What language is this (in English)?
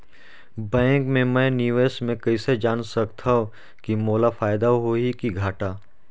Chhattisgarhi